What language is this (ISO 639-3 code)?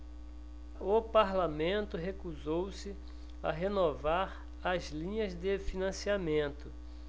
por